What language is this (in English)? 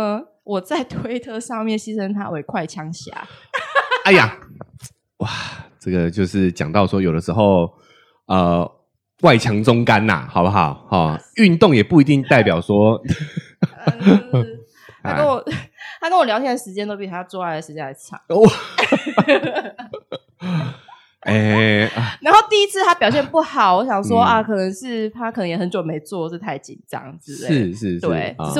Chinese